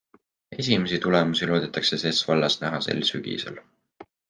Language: Estonian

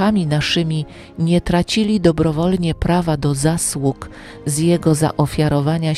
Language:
Polish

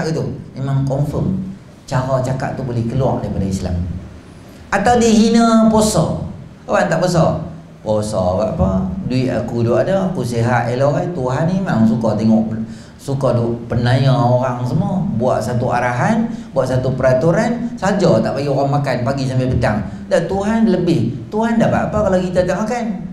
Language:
Malay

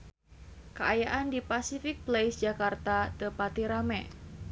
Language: Sundanese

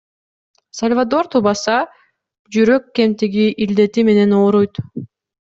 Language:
Kyrgyz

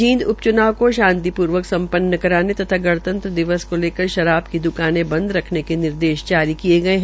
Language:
Hindi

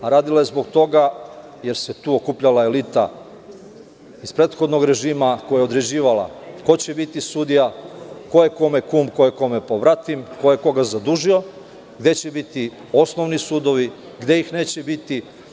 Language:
Serbian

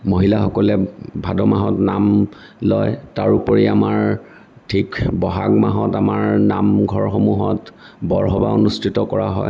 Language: Assamese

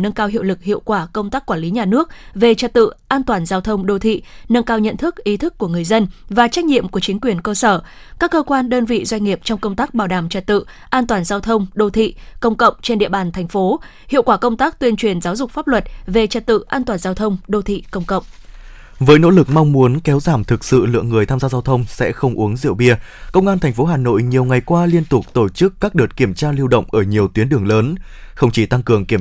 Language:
Vietnamese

